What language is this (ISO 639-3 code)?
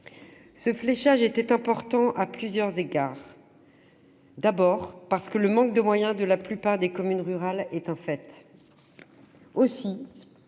fra